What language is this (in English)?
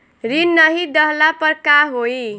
Bhojpuri